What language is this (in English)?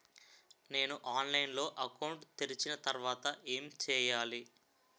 Telugu